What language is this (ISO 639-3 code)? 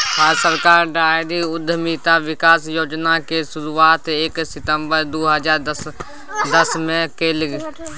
mai